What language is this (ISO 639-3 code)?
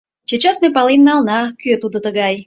chm